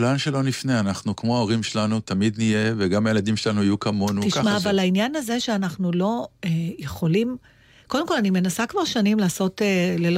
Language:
Hebrew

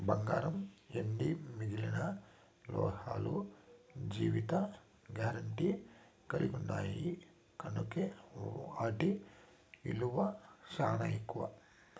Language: Telugu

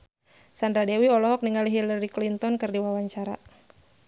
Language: Sundanese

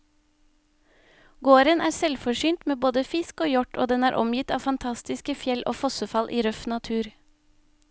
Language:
Norwegian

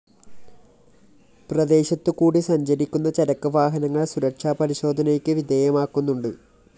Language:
Malayalam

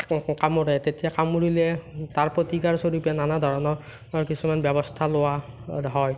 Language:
Assamese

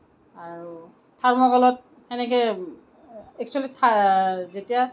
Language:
Assamese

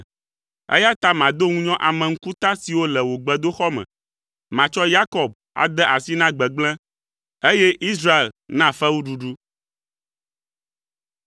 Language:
Ewe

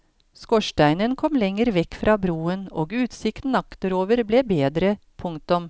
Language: Norwegian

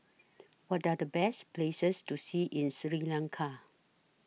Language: English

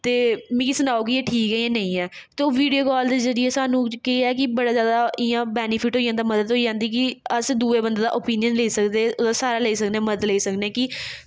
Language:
Dogri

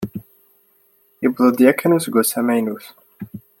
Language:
Kabyle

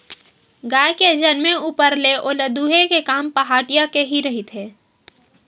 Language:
Chhattisgarhi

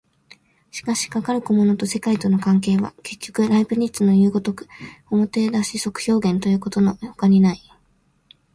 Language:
Japanese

